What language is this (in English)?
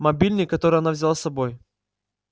Russian